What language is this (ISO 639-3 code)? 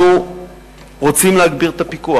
heb